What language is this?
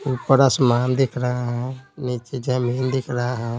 Hindi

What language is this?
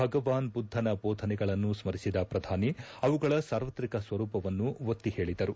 Kannada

